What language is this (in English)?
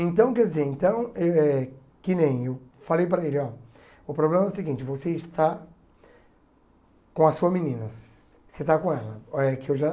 Portuguese